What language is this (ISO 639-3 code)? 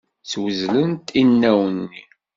kab